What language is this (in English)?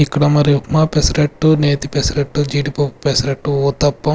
Telugu